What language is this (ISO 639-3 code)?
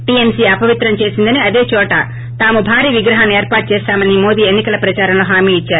tel